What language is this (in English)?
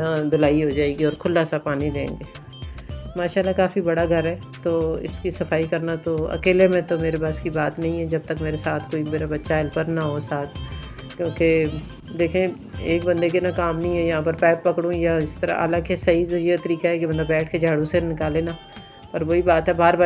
Hindi